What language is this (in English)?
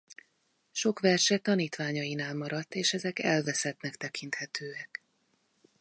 Hungarian